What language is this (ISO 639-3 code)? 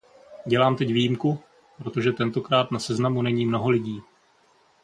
ces